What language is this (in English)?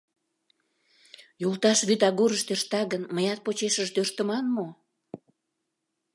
Mari